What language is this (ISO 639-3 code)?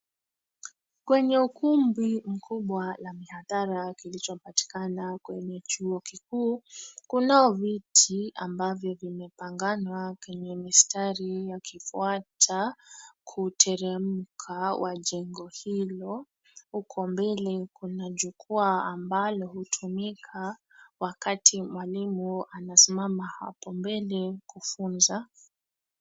swa